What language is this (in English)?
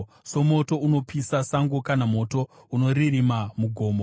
Shona